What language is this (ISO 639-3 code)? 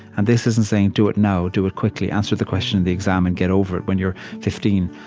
eng